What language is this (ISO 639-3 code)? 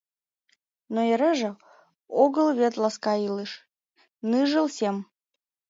chm